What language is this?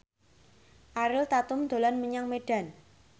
Javanese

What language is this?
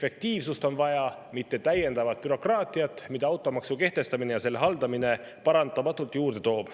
Estonian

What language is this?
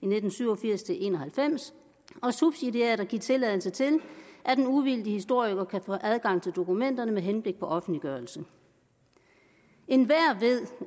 Danish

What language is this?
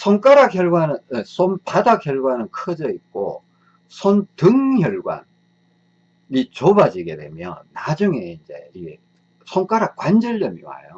Korean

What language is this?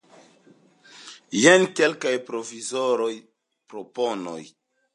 Esperanto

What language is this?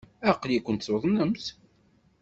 Kabyle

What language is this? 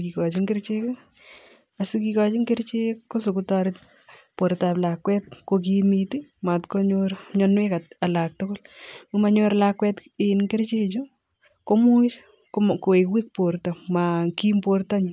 Kalenjin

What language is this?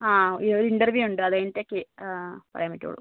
Malayalam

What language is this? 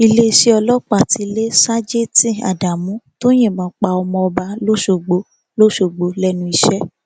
Yoruba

